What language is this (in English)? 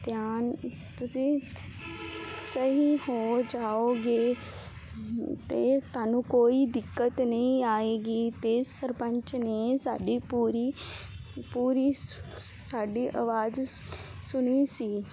Punjabi